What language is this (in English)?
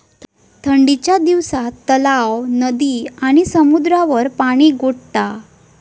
Marathi